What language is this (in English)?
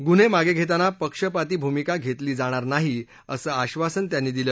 Marathi